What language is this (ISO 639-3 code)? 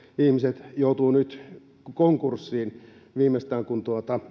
fin